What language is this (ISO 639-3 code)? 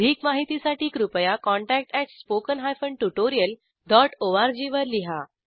mar